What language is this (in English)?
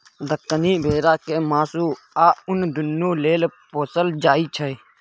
Maithili